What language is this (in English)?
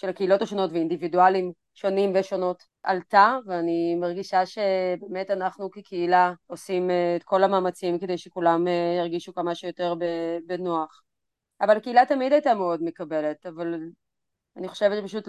Hebrew